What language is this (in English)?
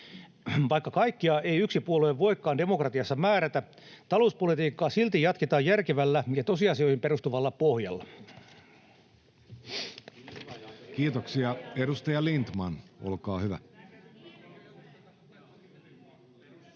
Finnish